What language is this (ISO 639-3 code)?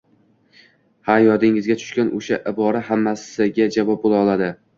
uzb